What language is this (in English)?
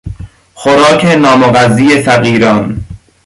Persian